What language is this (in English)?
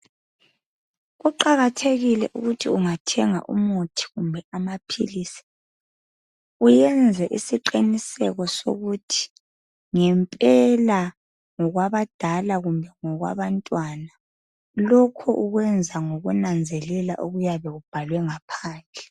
North Ndebele